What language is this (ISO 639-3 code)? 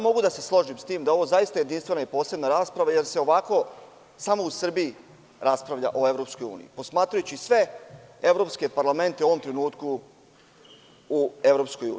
srp